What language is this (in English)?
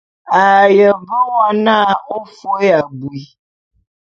Bulu